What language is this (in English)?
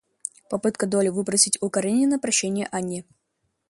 Russian